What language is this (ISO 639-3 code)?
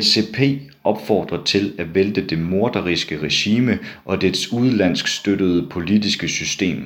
dan